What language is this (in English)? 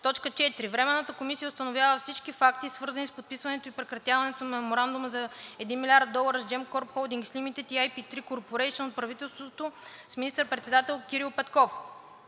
Bulgarian